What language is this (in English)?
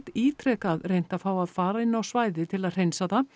Icelandic